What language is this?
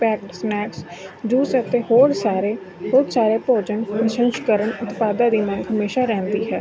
Punjabi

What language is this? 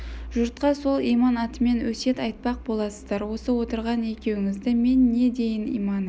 Kazakh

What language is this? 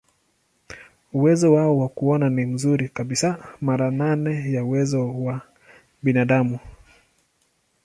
Swahili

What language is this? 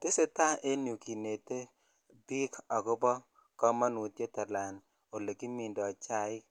Kalenjin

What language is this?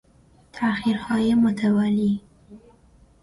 Persian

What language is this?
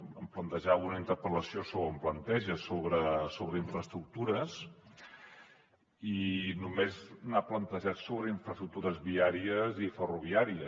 Catalan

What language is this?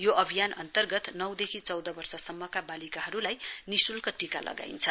Nepali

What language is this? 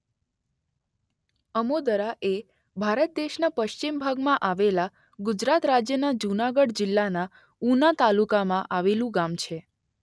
Gujarati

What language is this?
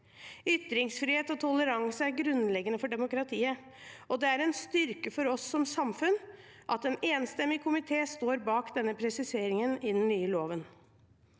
Norwegian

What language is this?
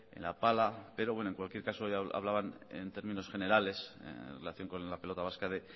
Spanish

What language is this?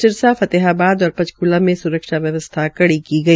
Hindi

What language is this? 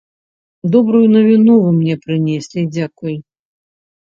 Belarusian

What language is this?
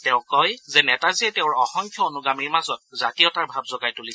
Assamese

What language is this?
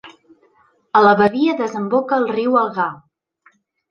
Catalan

